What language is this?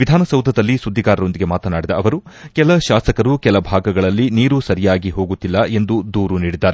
Kannada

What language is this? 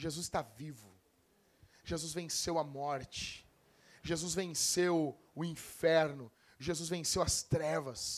Portuguese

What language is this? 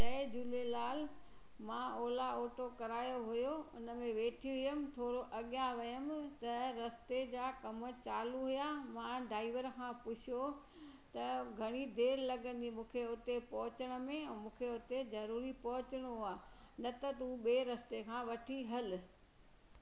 Sindhi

